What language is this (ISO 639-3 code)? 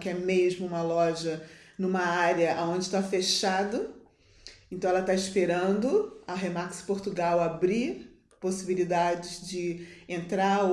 por